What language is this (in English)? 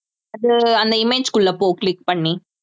Tamil